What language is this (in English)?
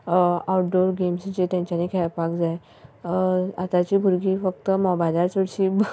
Konkani